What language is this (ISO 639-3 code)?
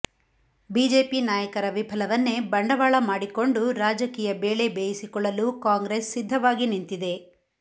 kan